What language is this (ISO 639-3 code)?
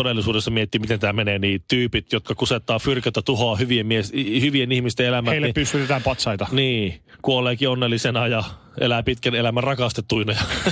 fin